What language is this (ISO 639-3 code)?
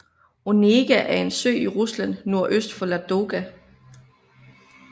dan